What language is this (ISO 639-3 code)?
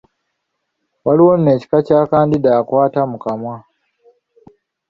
lug